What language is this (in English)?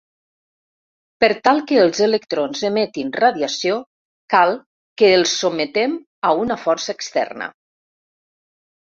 Catalan